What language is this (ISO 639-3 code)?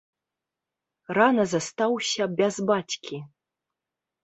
bel